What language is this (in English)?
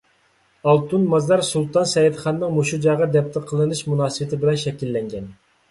Uyghur